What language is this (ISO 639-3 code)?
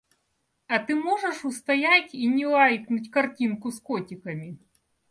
rus